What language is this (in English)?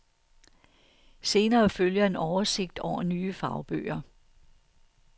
Danish